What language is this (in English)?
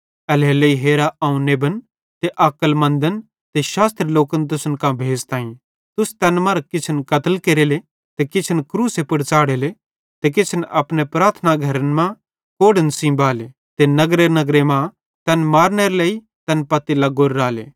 Bhadrawahi